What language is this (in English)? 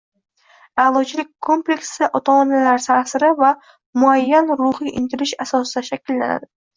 Uzbek